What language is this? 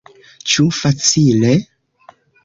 Esperanto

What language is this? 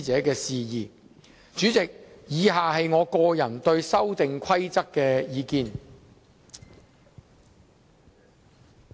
Cantonese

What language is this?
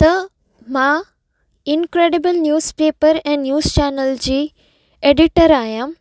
Sindhi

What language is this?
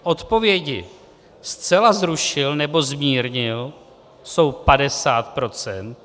Czech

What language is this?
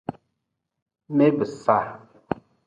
Nawdm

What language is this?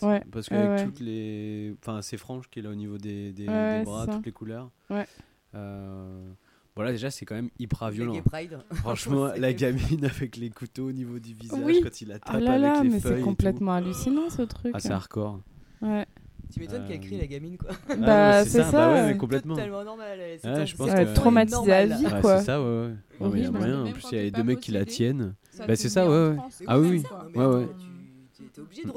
French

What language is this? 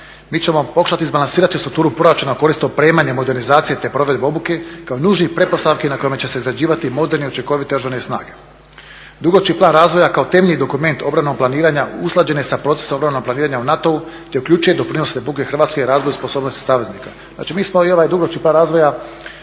Croatian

